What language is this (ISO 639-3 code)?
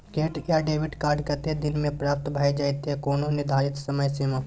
mai